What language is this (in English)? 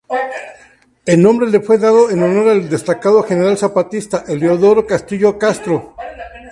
Spanish